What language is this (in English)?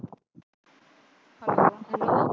Punjabi